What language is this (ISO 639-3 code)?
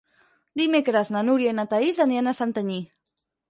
cat